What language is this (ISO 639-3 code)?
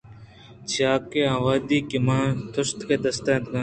bgp